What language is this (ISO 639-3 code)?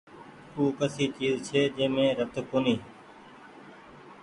gig